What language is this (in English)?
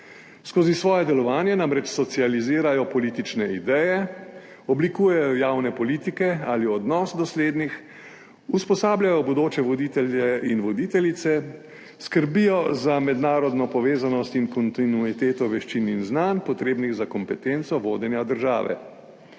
Slovenian